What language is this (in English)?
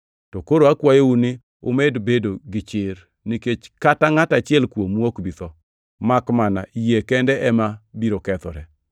Luo (Kenya and Tanzania)